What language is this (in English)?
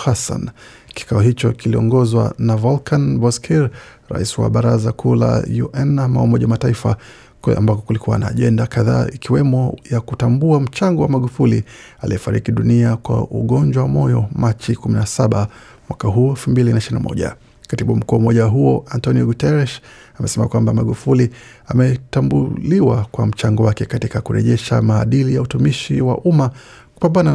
Swahili